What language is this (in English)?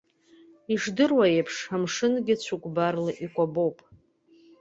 Abkhazian